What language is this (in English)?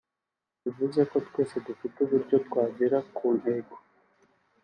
Kinyarwanda